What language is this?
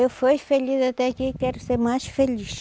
Portuguese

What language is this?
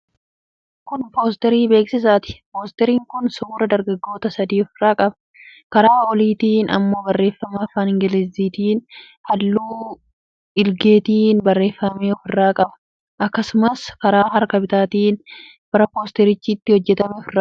Oromo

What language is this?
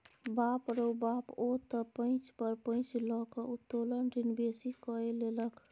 Maithili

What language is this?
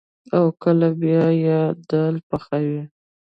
Pashto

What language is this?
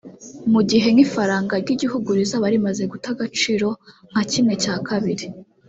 Kinyarwanda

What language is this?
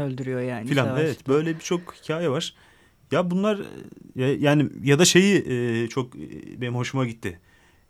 Turkish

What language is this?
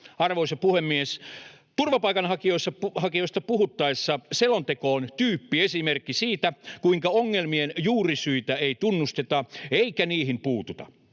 Finnish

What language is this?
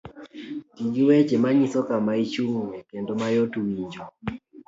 Luo (Kenya and Tanzania)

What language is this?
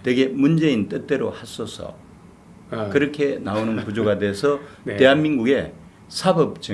Korean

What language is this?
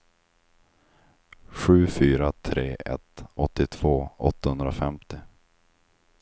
Swedish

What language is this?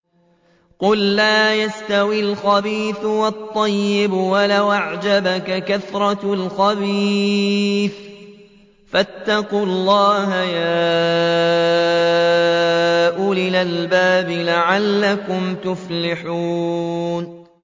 Arabic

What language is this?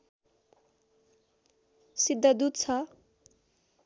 Nepali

